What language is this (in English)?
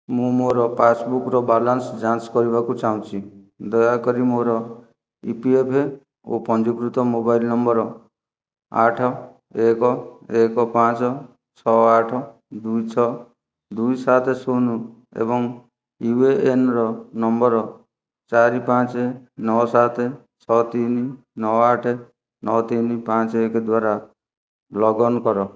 Odia